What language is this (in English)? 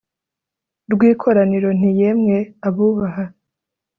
Kinyarwanda